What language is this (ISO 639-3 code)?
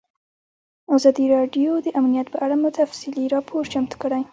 pus